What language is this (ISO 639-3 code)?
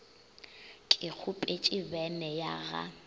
nso